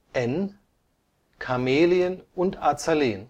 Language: German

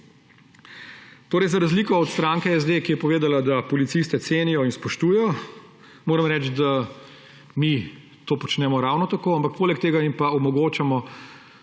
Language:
Slovenian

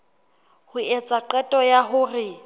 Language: Southern Sotho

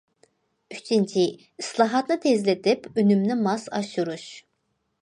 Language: Uyghur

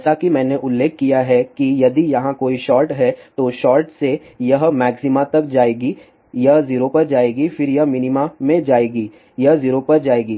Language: Hindi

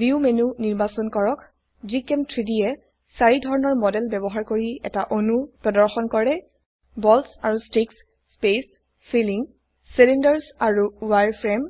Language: Assamese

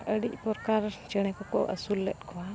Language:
Santali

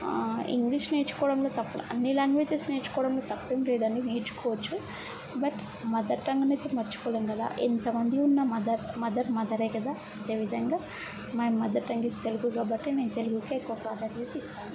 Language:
Telugu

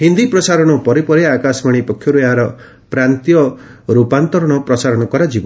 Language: Odia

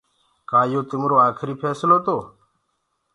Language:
Gurgula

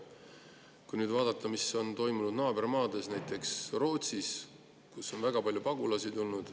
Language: Estonian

